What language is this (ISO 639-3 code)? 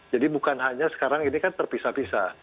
ind